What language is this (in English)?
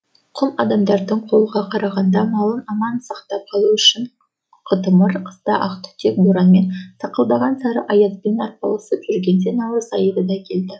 Kazakh